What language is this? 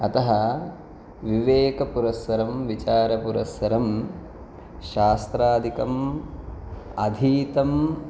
Sanskrit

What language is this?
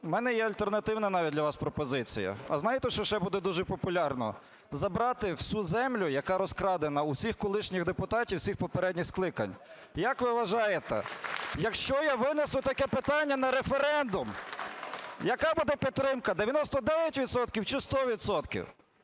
Ukrainian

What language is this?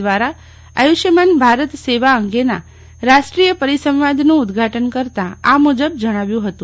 Gujarati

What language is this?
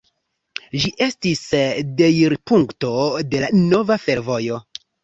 Esperanto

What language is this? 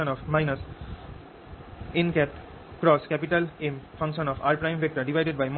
Bangla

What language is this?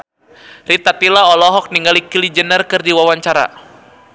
Sundanese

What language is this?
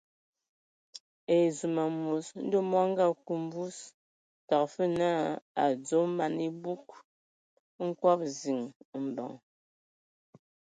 Ewondo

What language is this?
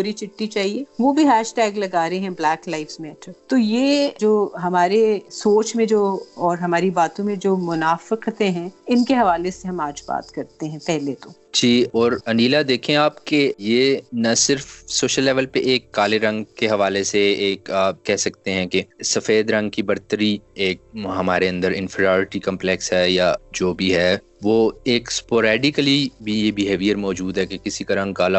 Urdu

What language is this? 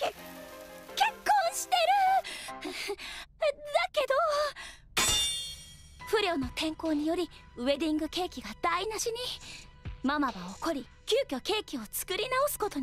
Japanese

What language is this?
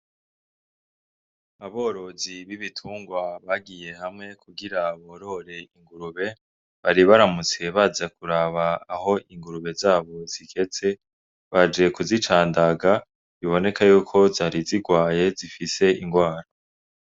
Rundi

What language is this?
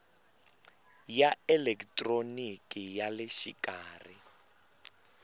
Tsonga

